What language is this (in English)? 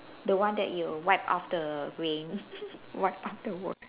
English